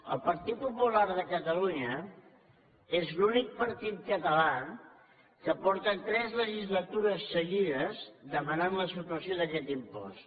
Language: Catalan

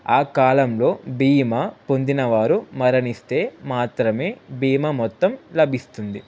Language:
Telugu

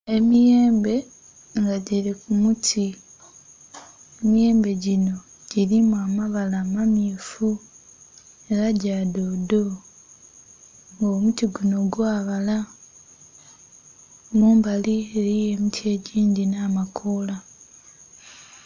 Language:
Soga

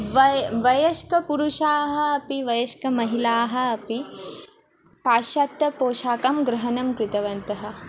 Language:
Sanskrit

